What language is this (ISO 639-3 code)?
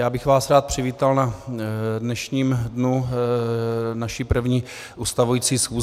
ces